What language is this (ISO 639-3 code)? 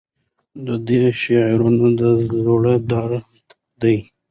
pus